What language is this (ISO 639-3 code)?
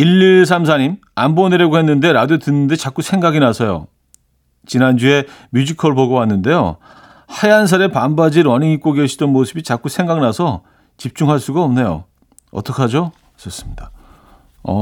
kor